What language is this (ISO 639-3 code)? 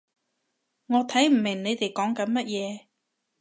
yue